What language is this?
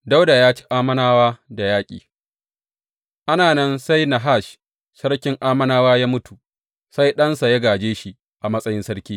Hausa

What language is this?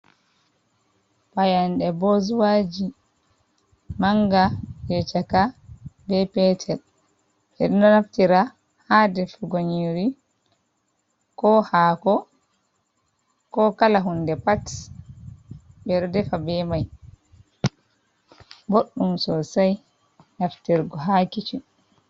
Fula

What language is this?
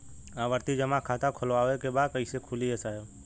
Bhojpuri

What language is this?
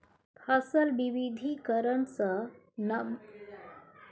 Maithili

